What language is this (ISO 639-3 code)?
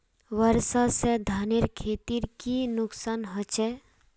mag